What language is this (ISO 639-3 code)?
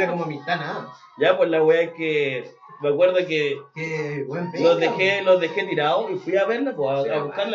spa